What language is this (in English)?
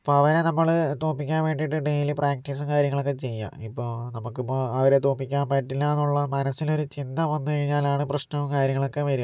Malayalam